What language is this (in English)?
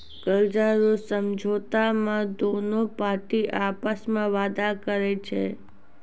Maithili